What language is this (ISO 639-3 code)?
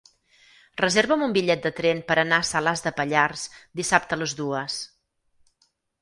cat